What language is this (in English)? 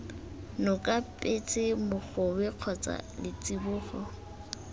Tswana